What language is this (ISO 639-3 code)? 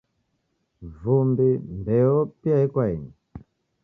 dav